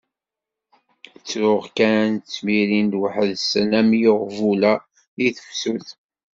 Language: Kabyle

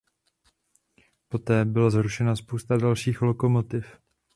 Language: Czech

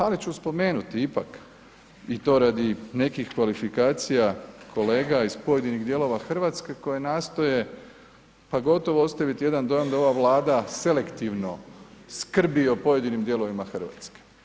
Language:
Croatian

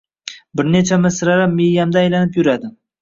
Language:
Uzbek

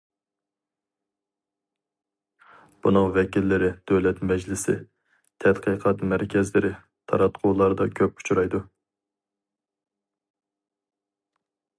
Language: Uyghur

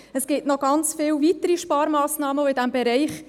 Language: Swiss German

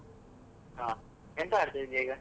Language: Kannada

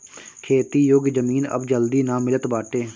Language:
Bhojpuri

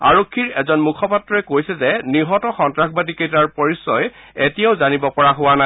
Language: Assamese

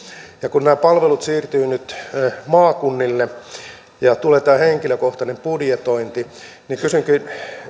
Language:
Finnish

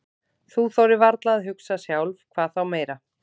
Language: Icelandic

